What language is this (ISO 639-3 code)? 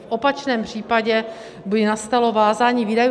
ces